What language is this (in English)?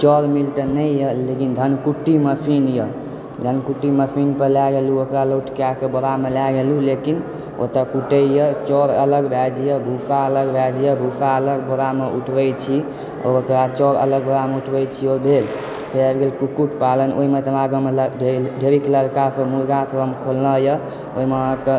Maithili